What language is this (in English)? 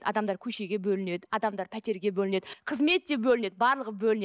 Kazakh